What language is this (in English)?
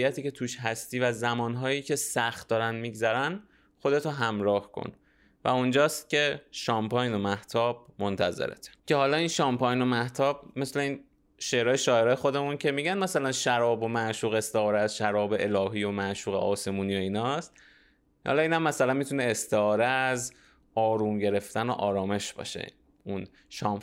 Persian